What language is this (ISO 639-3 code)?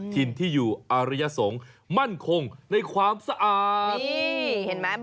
tha